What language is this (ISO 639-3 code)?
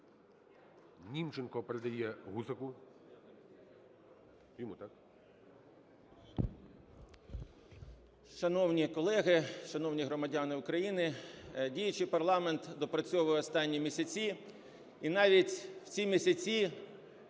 ukr